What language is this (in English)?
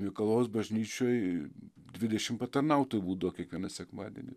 Lithuanian